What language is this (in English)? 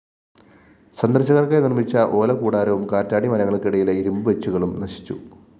Malayalam